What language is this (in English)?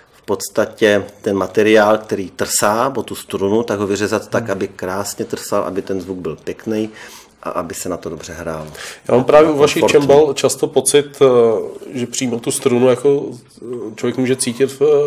Czech